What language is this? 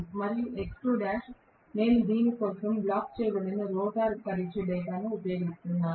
Telugu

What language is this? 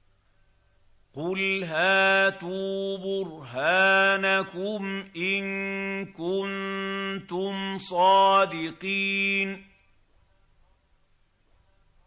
Arabic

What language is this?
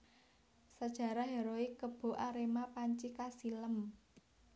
Javanese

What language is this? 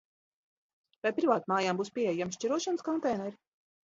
Latvian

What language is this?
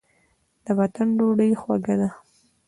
Pashto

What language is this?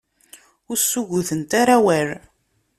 Kabyle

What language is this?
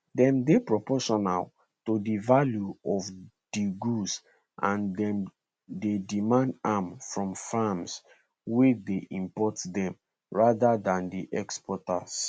Nigerian Pidgin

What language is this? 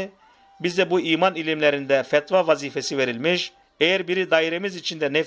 Turkish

